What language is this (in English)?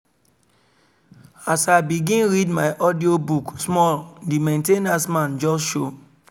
Nigerian Pidgin